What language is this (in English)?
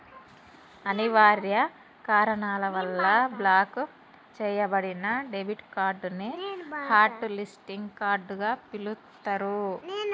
Telugu